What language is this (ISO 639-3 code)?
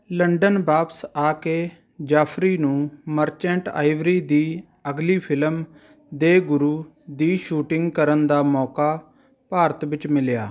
pan